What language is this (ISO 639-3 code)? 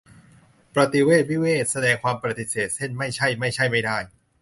tha